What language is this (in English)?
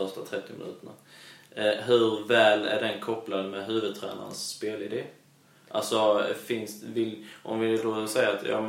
Swedish